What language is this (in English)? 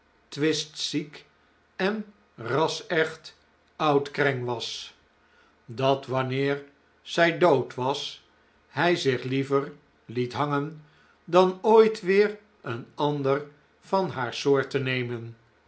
Dutch